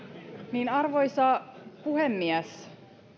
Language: Finnish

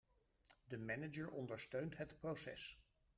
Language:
Dutch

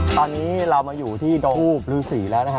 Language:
Thai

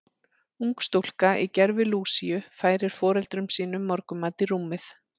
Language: Icelandic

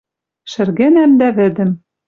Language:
Western Mari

